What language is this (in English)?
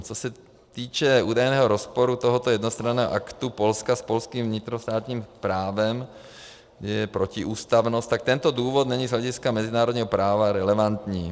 Czech